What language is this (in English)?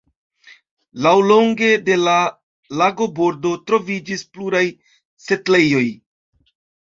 Esperanto